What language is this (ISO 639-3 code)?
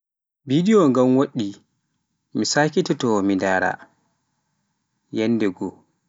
fuf